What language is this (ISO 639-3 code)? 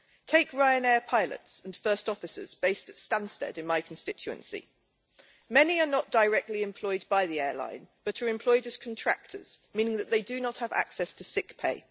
eng